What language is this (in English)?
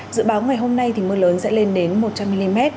Vietnamese